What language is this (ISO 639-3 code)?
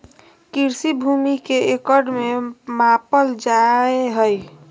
mag